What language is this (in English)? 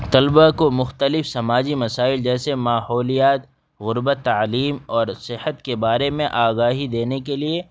Urdu